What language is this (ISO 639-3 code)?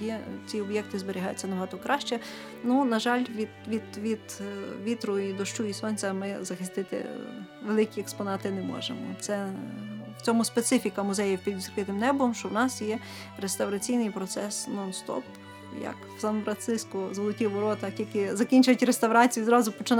ukr